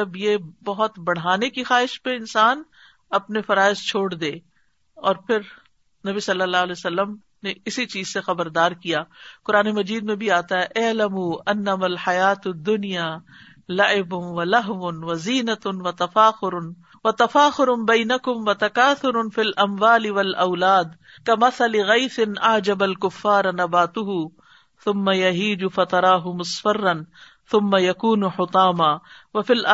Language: Urdu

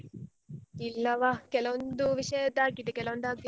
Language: Kannada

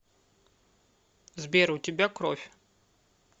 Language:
Russian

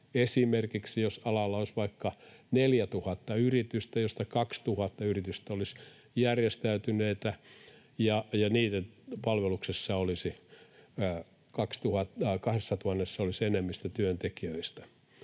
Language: Finnish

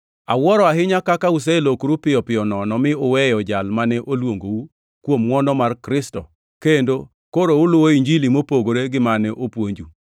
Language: Luo (Kenya and Tanzania)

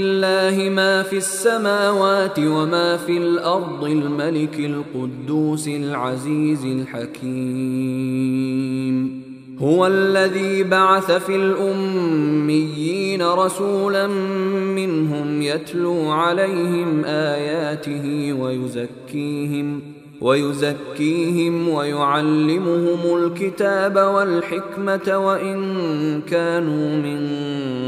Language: Arabic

